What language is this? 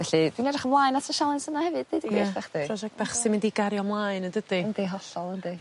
Welsh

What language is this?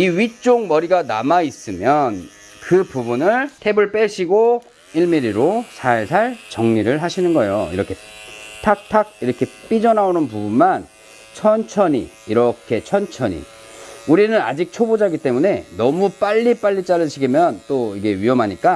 Korean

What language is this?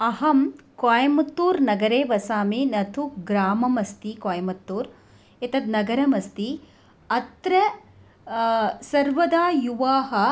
Sanskrit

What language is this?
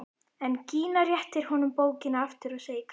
Icelandic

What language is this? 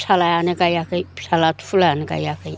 Bodo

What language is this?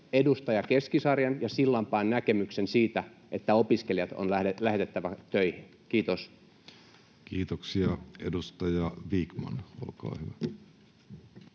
Finnish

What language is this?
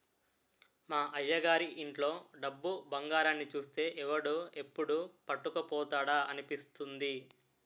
Telugu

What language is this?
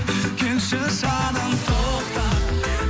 Kazakh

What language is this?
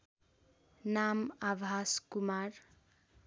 Nepali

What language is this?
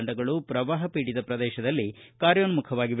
Kannada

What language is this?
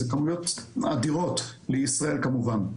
Hebrew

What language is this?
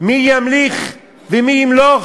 Hebrew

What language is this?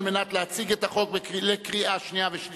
Hebrew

